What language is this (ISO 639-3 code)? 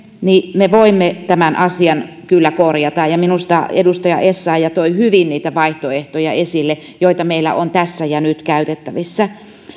fin